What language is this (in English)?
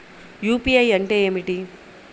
Telugu